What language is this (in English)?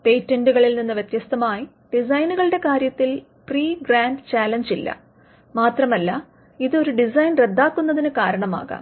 Malayalam